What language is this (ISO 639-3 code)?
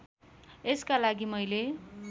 nep